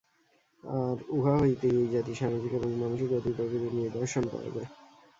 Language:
Bangla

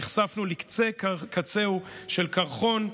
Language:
Hebrew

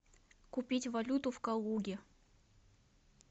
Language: Russian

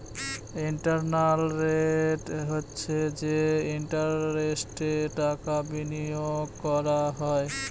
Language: Bangla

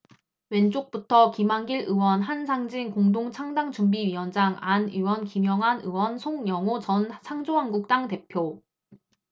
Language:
Korean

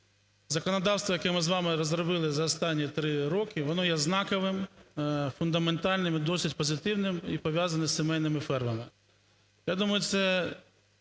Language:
Ukrainian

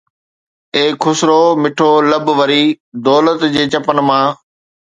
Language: Sindhi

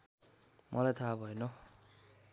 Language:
Nepali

